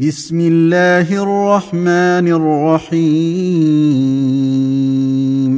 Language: Arabic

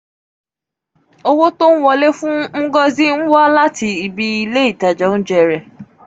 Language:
Yoruba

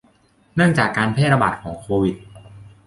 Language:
Thai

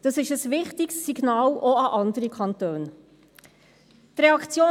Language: Swiss German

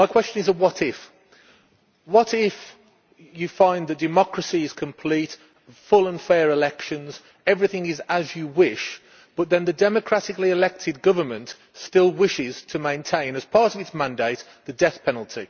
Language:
English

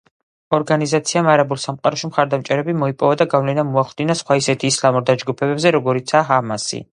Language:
Georgian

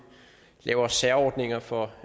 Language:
Danish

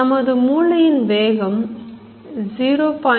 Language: Tamil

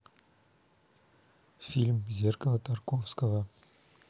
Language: Russian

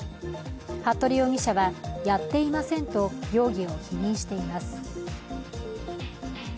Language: Japanese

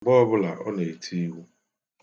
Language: Igbo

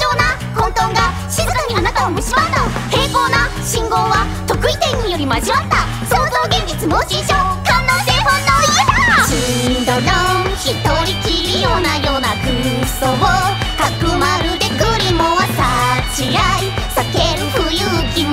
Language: Japanese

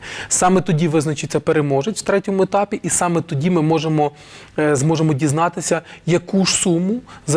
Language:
Ukrainian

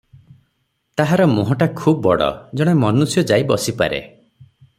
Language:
Odia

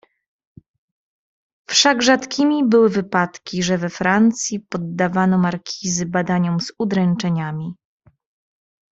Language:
Polish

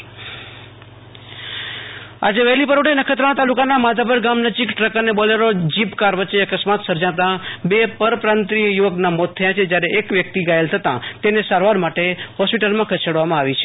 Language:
Gujarati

